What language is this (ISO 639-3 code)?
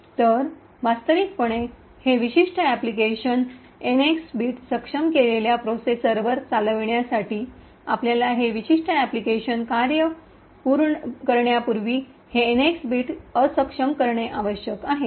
mar